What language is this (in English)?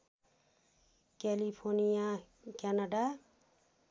Nepali